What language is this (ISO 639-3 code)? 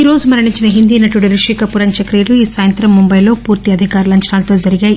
tel